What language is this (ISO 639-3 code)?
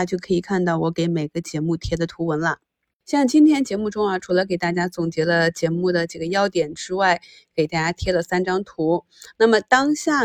zho